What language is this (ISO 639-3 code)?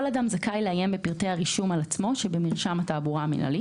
heb